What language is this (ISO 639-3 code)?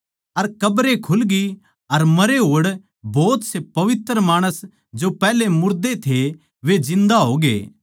bgc